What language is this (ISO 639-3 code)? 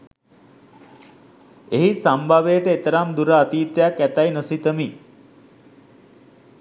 sin